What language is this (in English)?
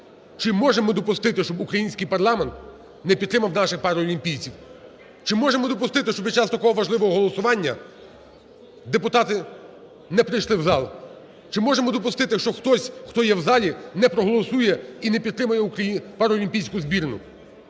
Ukrainian